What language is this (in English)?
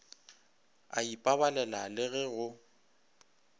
Northern Sotho